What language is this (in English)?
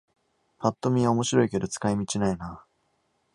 Japanese